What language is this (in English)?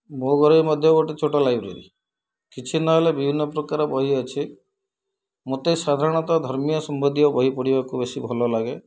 Odia